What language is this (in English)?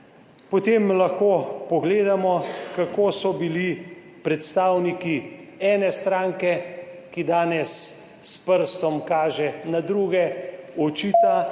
Slovenian